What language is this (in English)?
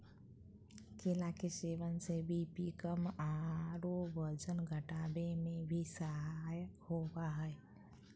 Magahi